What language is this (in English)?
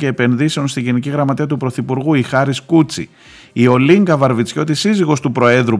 Greek